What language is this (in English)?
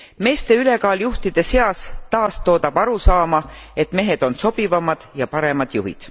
Estonian